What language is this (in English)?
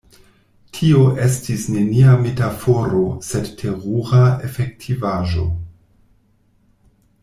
Esperanto